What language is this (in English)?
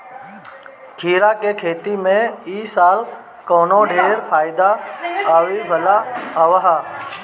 Bhojpuri